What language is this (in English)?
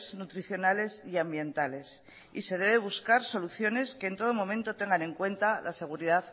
Spanish